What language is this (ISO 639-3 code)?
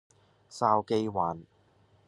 yue